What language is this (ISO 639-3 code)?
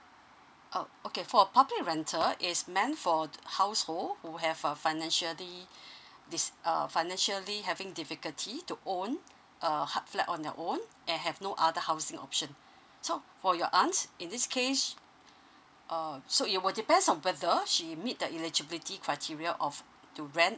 eng